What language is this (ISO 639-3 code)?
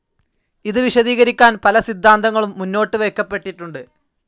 mal